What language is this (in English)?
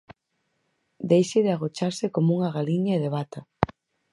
Galician